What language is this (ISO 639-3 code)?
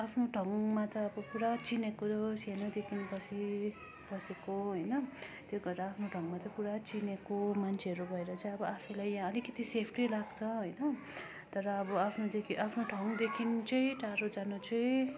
nep